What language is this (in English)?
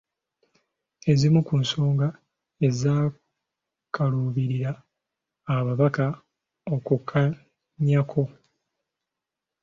Ganda